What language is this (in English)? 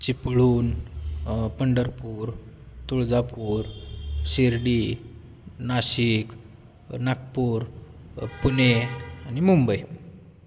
Marathi